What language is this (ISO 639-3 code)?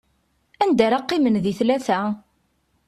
kab